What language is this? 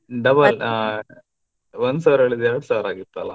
Kannada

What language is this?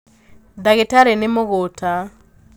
Kikuyu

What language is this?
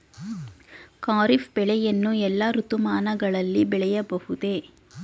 Kannada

